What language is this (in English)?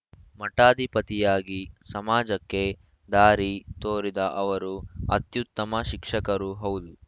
Kannada